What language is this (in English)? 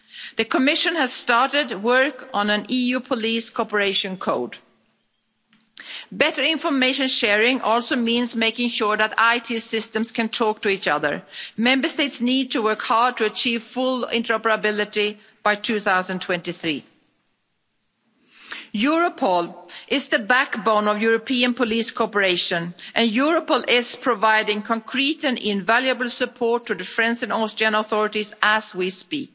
English